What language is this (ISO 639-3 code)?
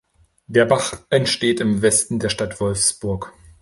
deu